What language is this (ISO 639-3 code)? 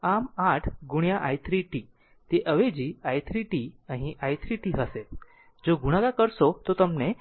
guj